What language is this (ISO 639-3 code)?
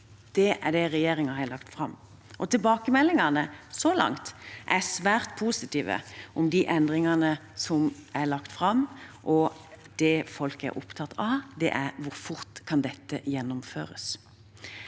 nor